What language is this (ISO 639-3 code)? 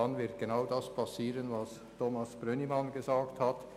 gsw